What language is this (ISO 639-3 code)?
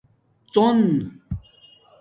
dmk